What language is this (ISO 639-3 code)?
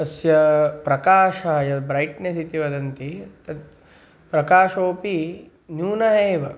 san